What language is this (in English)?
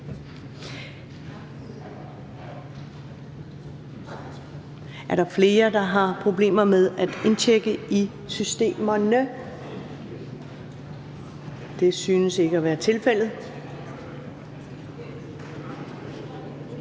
Danish